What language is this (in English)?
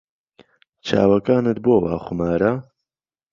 Central Kurdish